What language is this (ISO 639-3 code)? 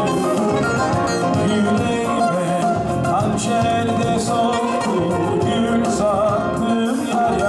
ell